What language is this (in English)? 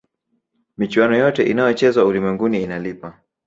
Swahili